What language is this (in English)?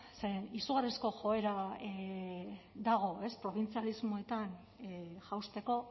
Basque